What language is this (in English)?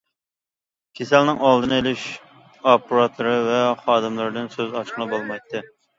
Uyghur